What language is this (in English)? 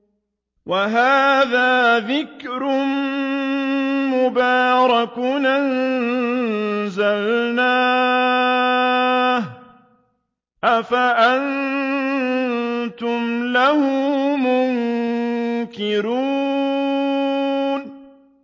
Arabic